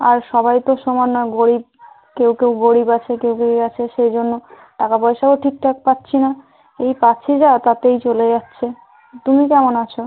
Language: Bangla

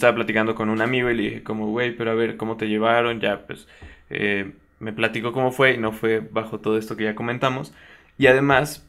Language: Spanish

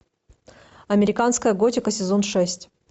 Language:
Russian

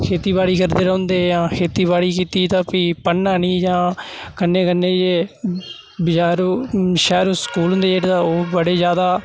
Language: Dogri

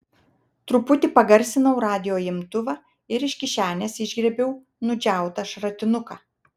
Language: Lithuanian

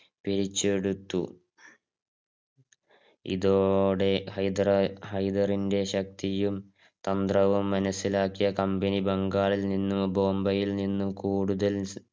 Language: Malayalam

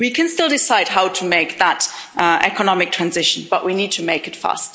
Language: English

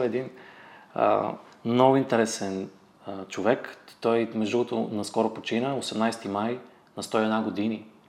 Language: Bulgarian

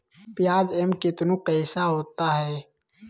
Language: Magahi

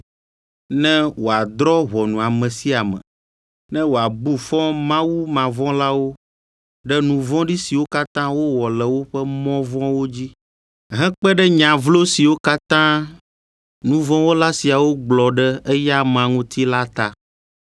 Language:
Ewe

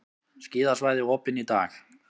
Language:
Icelandic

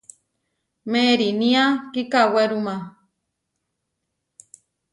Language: Huarijio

